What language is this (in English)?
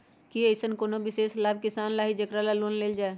Magahi